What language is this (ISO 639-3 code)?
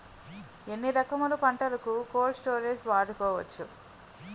tel